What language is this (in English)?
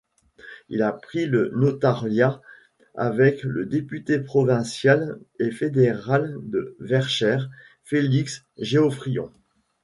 French